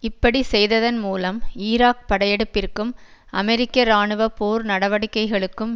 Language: Tamil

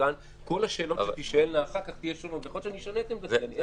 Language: Hebrew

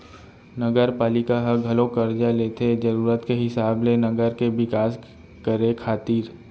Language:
Chhattisgarhi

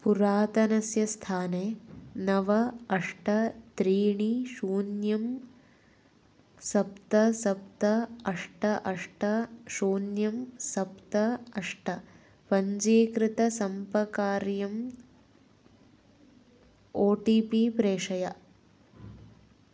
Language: Sanskrit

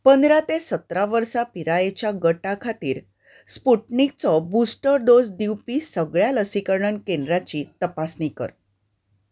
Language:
Konkani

